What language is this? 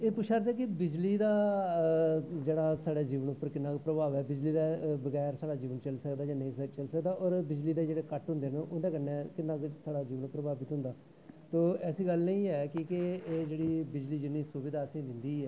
Dogri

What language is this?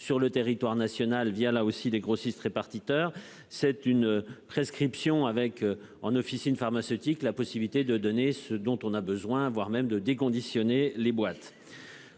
French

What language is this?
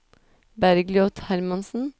Norwegian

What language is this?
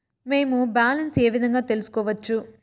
Telugu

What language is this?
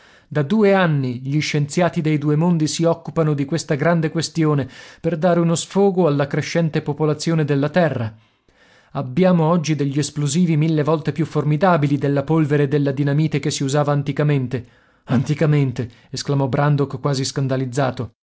Italian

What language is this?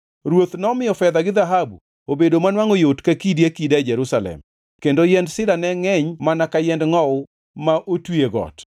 Luo (Kenya and Tanzania)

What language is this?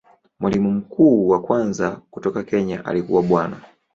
Swahili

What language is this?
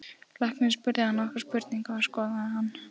Icelandic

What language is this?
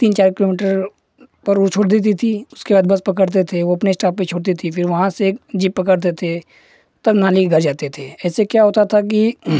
Hindi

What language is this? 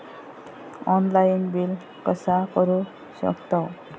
Marathi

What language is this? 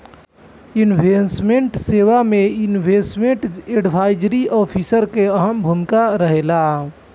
Bhojpuri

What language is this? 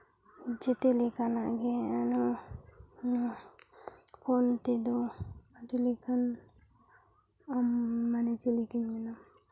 Santali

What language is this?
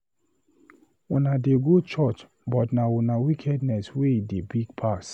Nigerian Pidgin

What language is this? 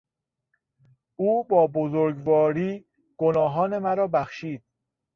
Persian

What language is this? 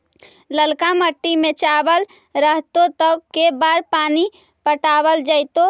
Magahi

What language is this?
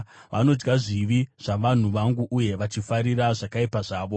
Shona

